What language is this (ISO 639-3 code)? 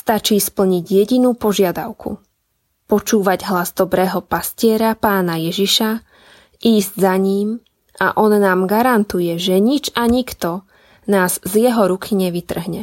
slk